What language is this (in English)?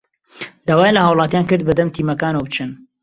Central Kurdish